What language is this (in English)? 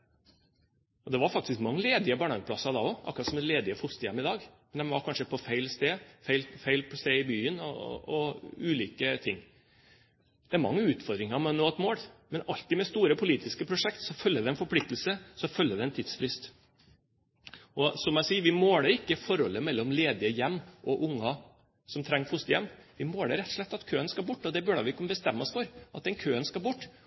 Norwegian Bokmål